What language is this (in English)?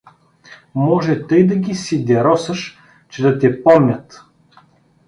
Bulgarian